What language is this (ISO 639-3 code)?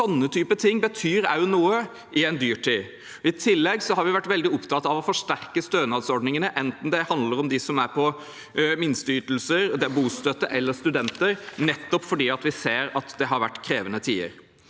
nor